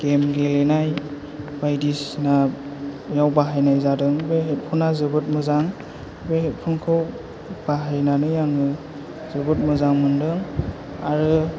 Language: Bodo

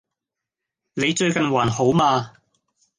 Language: Cantonese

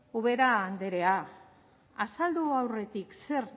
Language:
Basque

